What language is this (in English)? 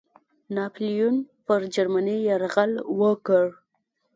Pashto